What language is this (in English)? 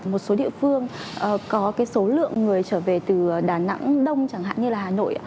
Vietnamese